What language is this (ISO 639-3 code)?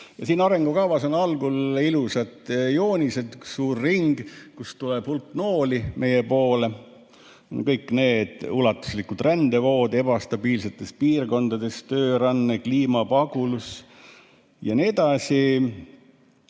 est